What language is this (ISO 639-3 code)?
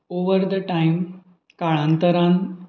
kok